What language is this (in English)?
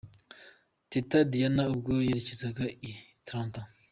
Kinyarwanda